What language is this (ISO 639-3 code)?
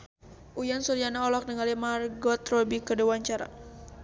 sun